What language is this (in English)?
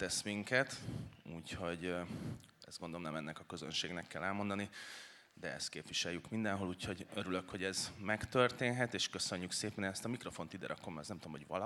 Hungarian